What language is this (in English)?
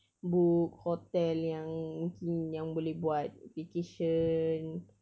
English